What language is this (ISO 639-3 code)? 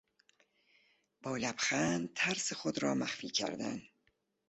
fas